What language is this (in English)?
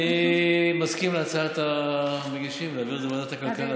Hebrew